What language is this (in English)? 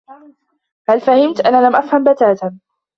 Arabic